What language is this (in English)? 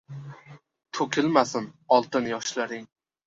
Uzbek